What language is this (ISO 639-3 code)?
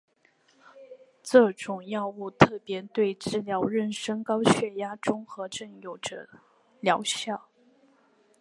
zho